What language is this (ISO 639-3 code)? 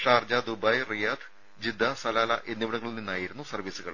mal